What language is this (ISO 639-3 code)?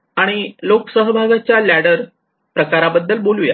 mar